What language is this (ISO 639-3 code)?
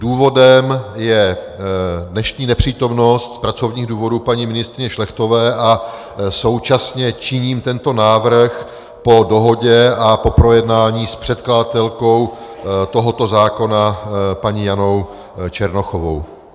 ces